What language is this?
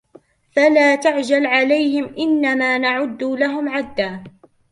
Arabic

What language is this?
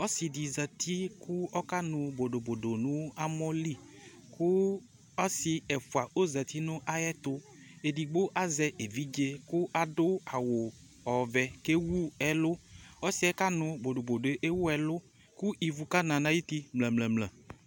Ikposo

